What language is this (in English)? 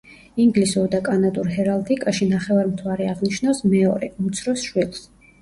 Georgian